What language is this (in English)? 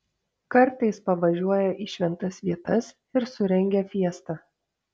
Lithuanian